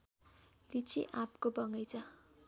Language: Nepali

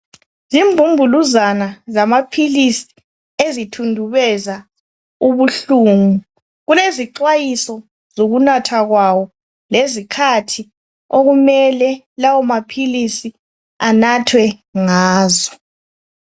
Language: North Ndebele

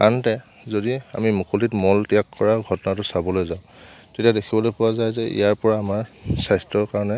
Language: Assamese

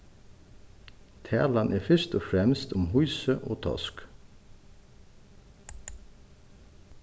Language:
Faroese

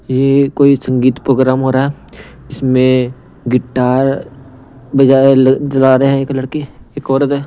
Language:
Hindi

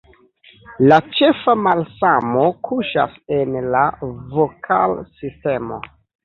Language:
Esperanto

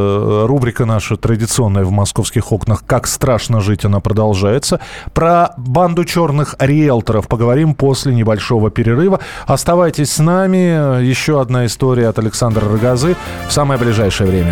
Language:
Russian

